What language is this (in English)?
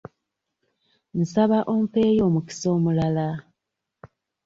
Ganda